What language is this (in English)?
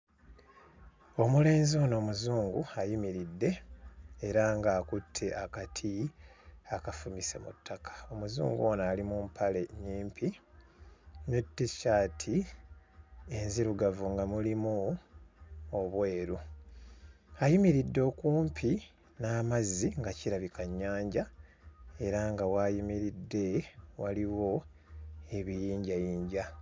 Ganda